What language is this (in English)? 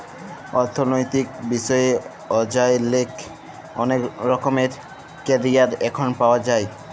Bangla